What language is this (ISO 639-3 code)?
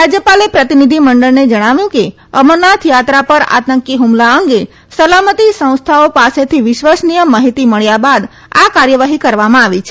guj